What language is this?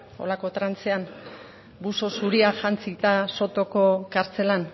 Basque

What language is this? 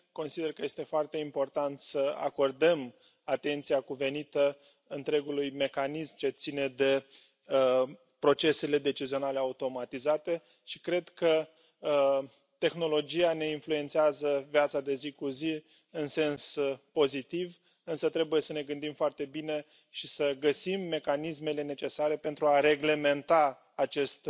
Romanian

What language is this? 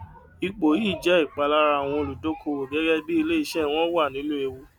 Yoruba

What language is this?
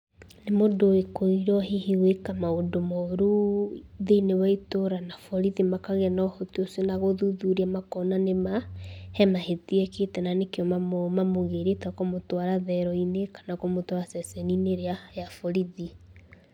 Kikuyu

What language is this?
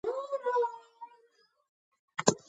Georgian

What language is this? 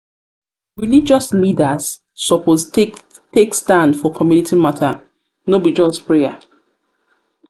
Nigerian Pidgin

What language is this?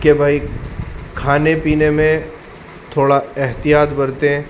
Urdu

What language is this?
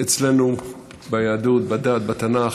Hebrew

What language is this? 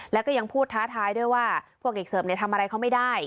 Thai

